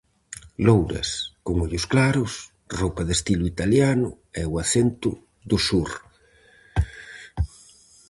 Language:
Galician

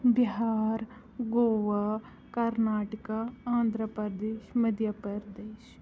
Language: Kashmiri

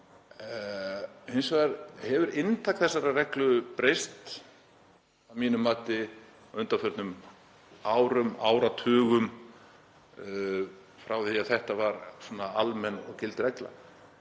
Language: Icelandic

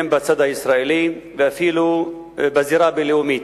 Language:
Hebrew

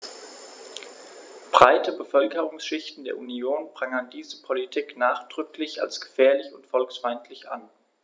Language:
German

